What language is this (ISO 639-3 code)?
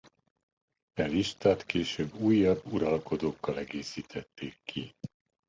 hun